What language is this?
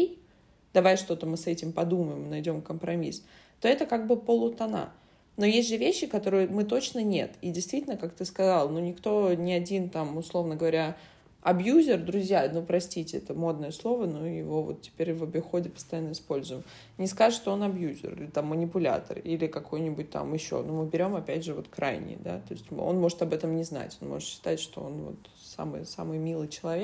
Russian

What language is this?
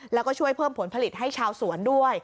Thai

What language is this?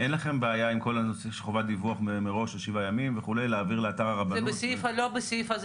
Hebrew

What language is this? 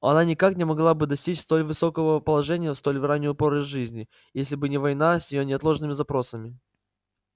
Russian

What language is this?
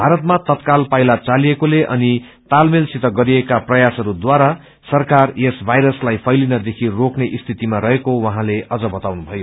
Nepali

